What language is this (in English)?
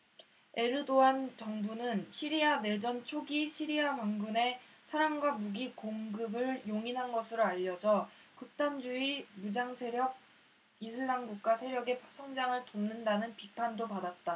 Korean